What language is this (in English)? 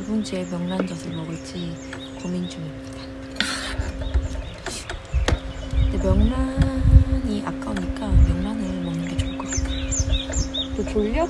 Korean